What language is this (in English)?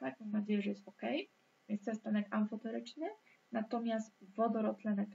Polish